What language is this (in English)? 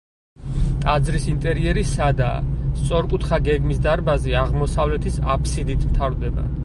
Georgian